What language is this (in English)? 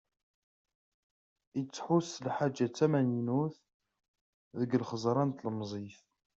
Kabyle